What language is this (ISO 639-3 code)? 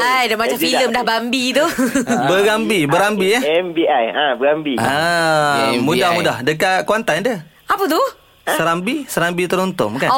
msa